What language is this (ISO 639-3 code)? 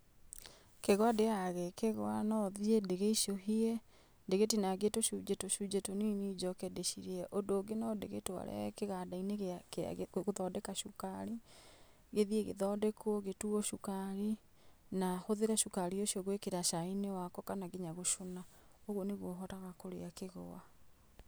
kik